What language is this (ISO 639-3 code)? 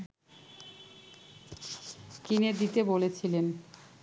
ben